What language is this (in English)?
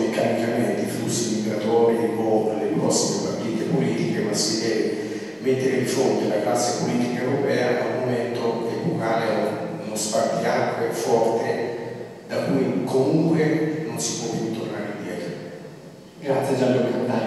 Italian